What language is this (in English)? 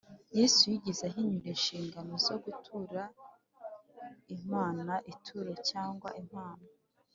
Kinyarwanda